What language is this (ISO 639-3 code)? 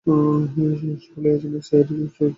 ben